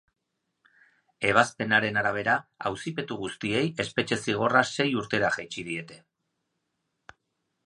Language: Basque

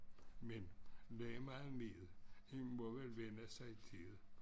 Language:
Danish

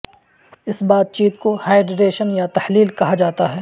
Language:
Urdu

